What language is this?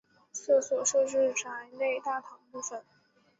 Chinese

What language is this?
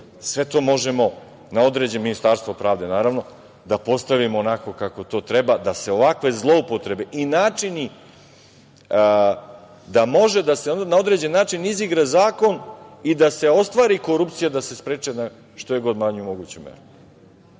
Serbian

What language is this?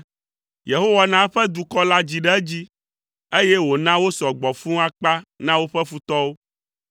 Ewe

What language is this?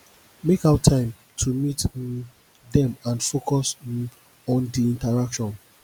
Nigerian Pidgin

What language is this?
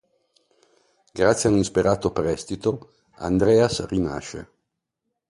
Italian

